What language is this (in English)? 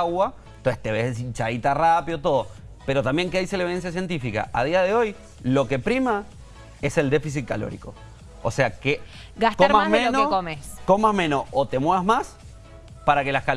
Spanish